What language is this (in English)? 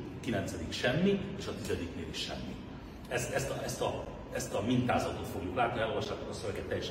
Hungarian